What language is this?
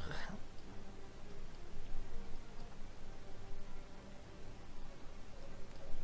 Dutch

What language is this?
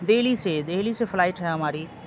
Urdu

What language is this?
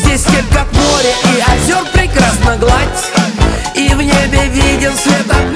Russian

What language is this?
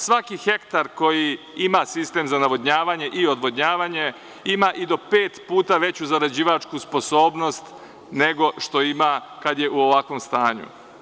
Serbian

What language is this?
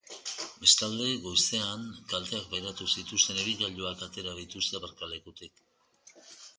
Basque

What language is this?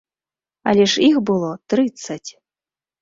Belarusian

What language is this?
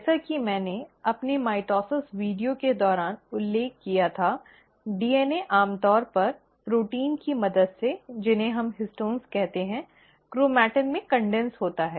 Hindi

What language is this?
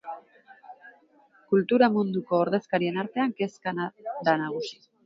Basque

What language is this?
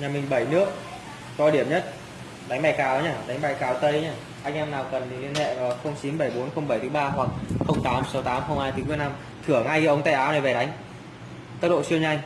Vietnamese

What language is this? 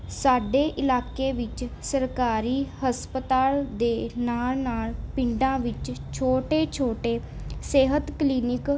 Punjabi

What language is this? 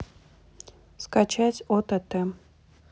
Russian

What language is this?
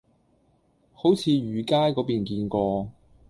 Cantonese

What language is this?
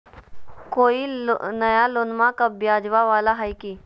Magahi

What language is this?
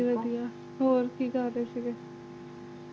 Punjabi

